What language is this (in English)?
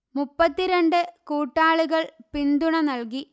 Malayalam